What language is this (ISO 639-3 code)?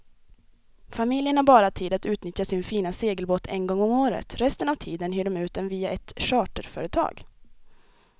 swe